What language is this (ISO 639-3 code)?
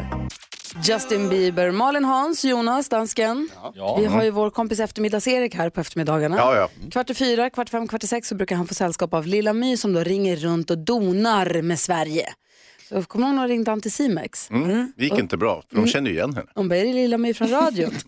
swe